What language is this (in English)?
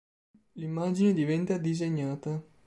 Italian